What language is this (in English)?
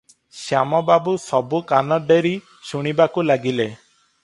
Odia